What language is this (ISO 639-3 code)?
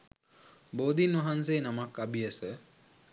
sin